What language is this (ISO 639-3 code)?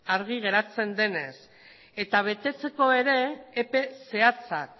eus